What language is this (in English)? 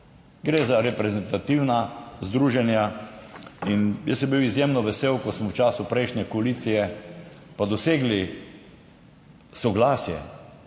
Slovenian